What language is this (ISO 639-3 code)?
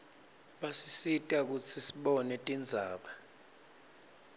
ssw